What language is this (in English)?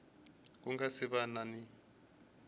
Tsonga